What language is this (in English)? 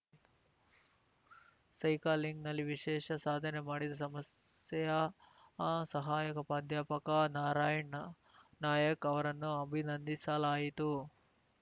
Kannada